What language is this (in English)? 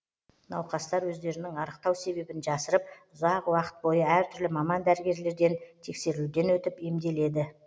Kazakh